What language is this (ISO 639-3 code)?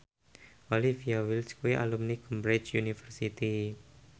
jav